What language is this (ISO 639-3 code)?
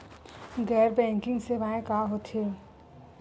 hne